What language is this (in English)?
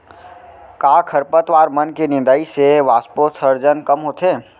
Chhattisgarhi